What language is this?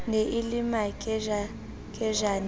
Southern Sotho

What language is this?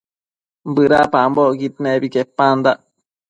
Matsés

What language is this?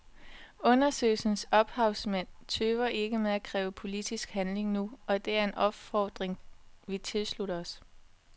Danish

